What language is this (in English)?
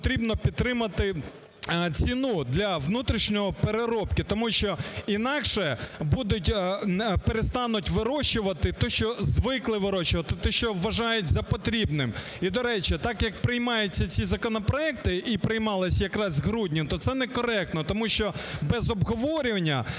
Ukrainian